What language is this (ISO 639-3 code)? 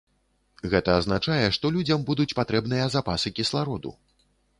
bel